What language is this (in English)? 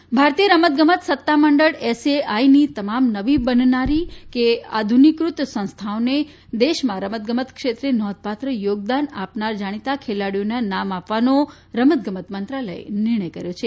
Gujarati